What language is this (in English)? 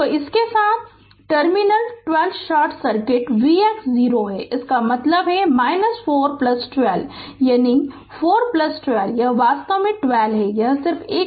Hindi